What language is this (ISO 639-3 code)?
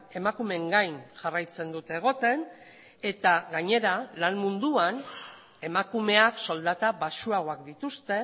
eus